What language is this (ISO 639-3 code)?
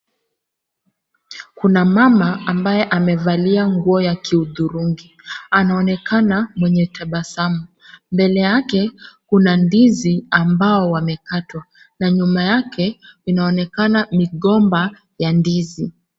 swa